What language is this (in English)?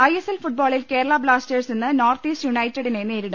Malayalam